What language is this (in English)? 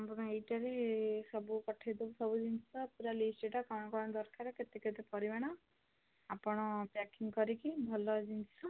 Odia